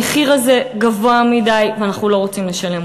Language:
Hebrew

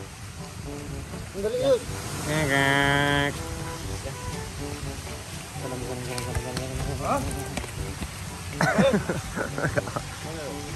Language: Indonesian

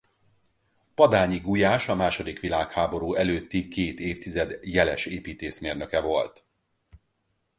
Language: Hungarian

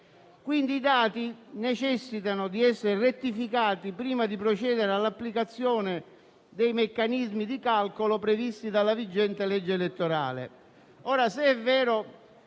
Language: Italian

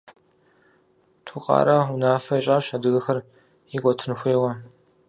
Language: Kabardian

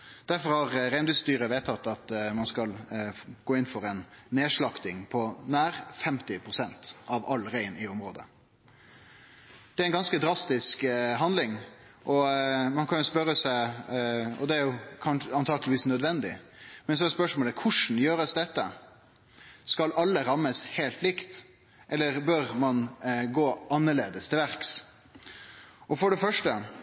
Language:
Norwegian Nynorsk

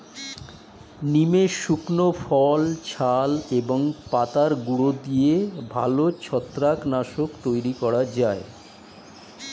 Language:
Bangla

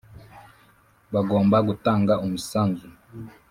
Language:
Kinyarwanda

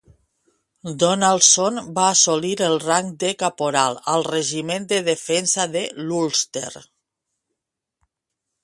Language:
Catalan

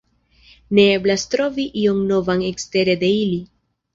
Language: Esperanto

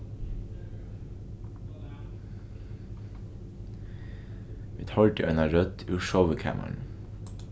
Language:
Faroese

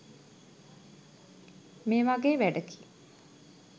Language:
Sinhala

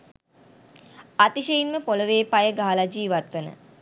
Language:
Sinhala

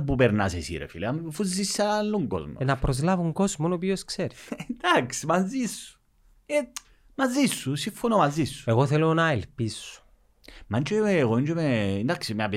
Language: Greek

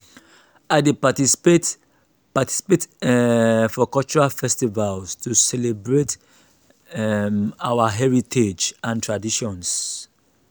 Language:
Nigerian Pidgin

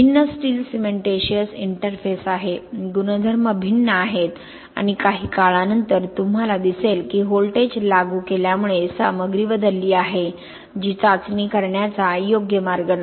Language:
Marathi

